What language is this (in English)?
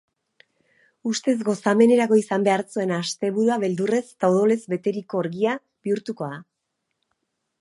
Basque